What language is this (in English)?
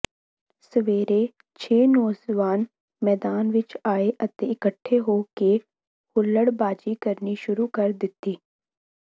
Punjabi